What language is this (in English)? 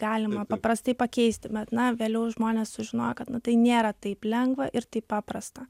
Lithuanian